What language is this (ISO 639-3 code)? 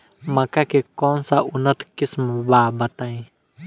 bho